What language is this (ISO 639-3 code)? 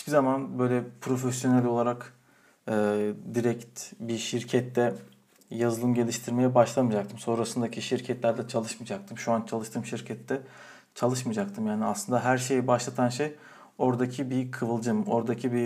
tur